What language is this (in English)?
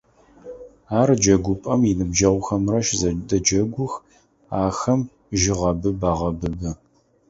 Adyghe